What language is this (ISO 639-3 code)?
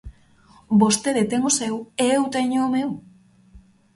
glg